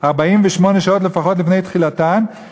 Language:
Hebrew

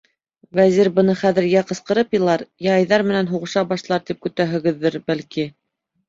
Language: Bashkir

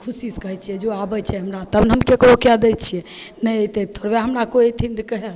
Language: Maithili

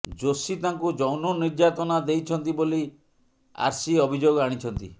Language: Odia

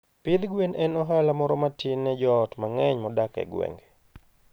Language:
Luo (Kenya and Tanzania)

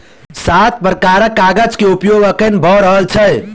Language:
Maithili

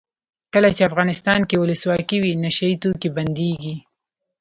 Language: Pashto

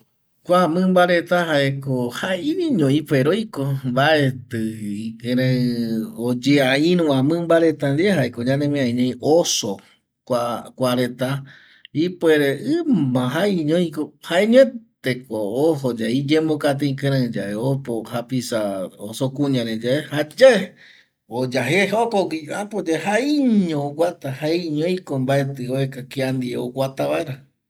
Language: Eastern Bolivian Guaraní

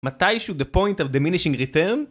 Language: Hebrew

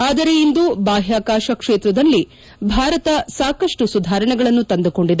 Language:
Kannada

